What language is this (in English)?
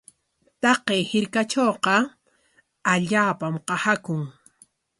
Corongo Ancash Quechua